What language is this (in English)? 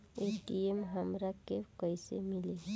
Bhojpuri